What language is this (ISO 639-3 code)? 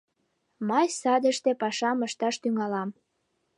chm